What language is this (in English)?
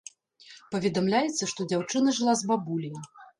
Belarusian